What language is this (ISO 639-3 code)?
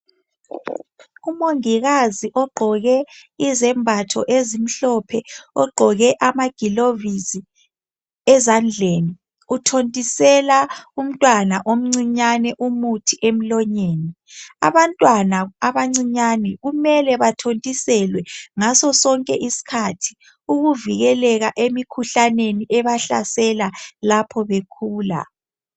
nde